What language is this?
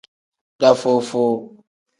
Tem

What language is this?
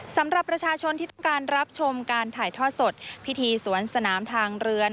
Thai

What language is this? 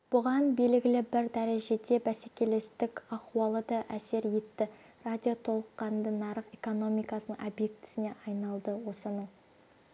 Kazakh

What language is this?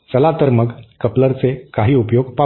Marathi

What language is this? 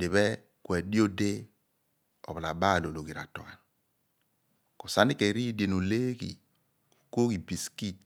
Abua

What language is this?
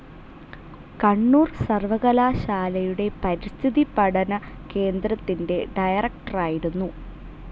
Malayalam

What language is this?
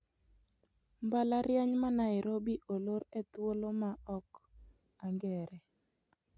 Luo (Kenya and Tanzania)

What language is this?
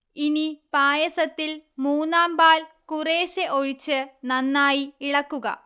Malayalam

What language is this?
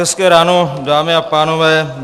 Czech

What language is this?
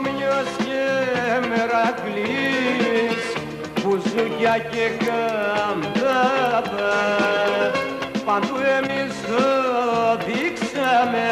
Romanian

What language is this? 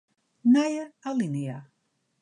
Western Frisian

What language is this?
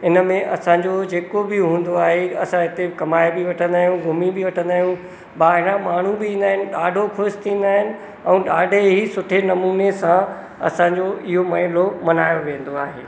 Sindhi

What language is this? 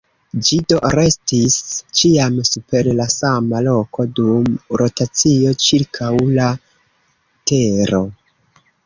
Esperanto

